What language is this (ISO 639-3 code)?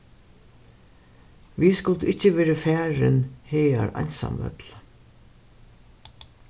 fao